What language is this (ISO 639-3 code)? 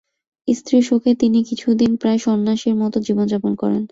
ben